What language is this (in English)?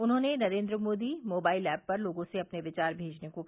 Hindi